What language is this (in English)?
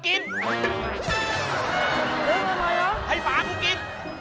Thai